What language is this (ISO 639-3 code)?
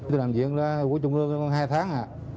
vie